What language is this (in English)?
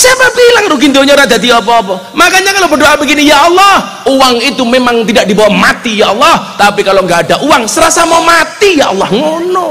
Indonesian